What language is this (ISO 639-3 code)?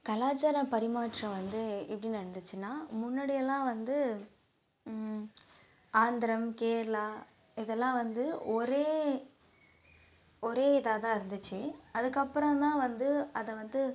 tam